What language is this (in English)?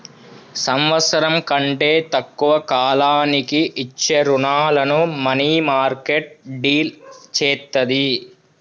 Telugu